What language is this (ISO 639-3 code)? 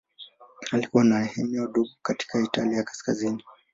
swa